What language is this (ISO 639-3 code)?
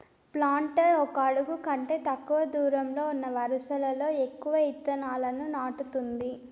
tel